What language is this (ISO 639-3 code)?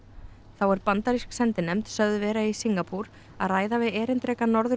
isl